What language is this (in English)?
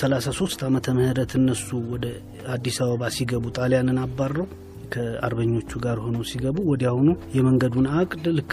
Amharic